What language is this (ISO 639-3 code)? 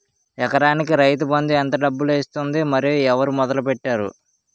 tel